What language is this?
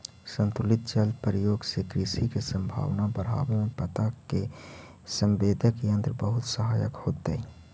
Magahi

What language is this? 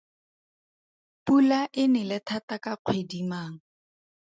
Tswana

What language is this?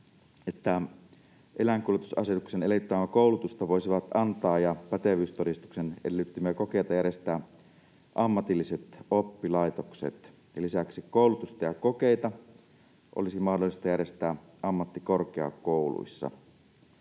Finnish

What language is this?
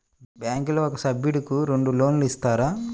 Telugu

